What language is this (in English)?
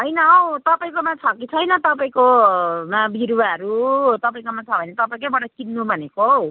Nepali